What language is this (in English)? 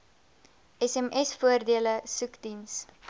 Afrikaans